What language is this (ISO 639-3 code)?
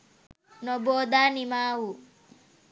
sin